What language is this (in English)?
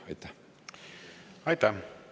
Estonian